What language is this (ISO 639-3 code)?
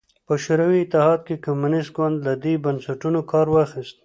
pus